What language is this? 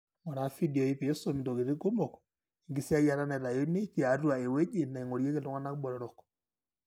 Masai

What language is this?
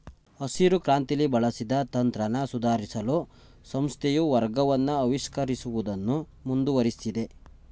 Kannada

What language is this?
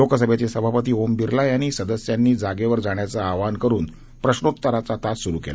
Marathi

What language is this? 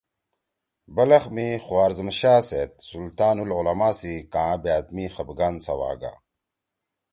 Torwali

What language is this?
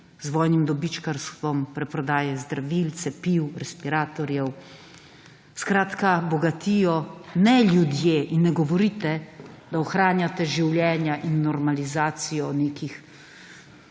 Slovenian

